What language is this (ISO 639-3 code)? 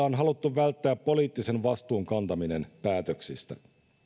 fin